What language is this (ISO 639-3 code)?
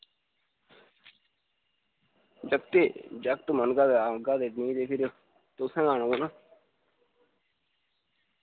doi